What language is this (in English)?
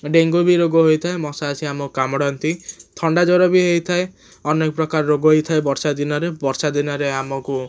Odia